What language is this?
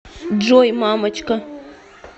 Russian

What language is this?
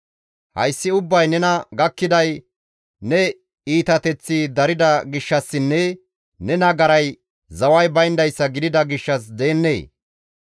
Gamo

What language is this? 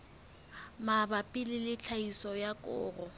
Southern Sotho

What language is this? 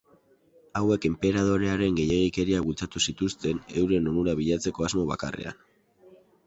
Basque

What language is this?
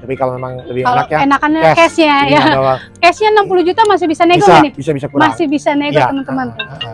Indonesian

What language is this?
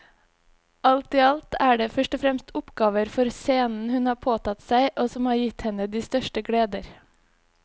Norwegian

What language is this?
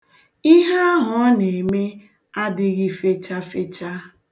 Igbo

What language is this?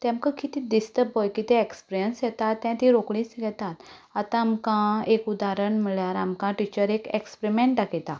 Konkani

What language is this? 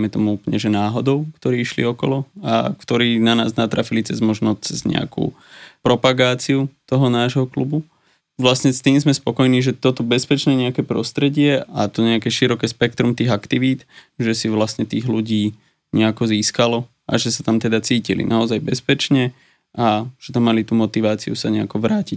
Slovak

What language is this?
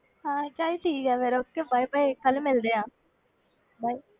Punjabi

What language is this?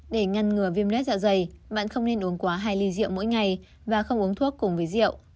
Vietnamese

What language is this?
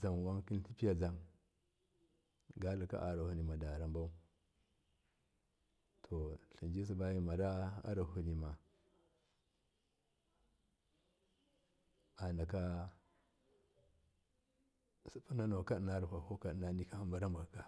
Miya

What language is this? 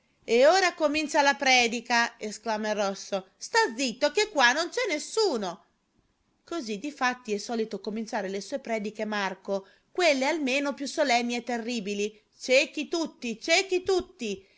Italian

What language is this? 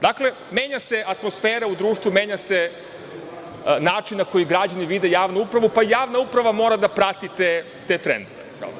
Serbian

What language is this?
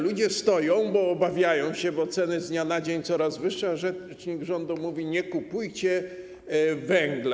Polish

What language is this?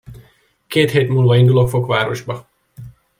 Hungarian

